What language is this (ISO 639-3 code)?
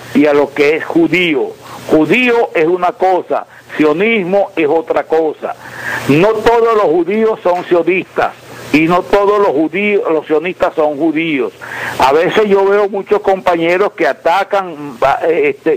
spa